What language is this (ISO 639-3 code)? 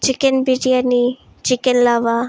asm